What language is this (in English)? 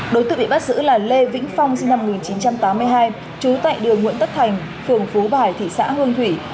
Vietnamese